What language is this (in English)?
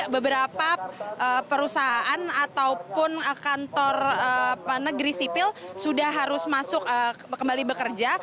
Indonesian